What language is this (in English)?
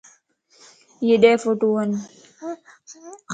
Lasi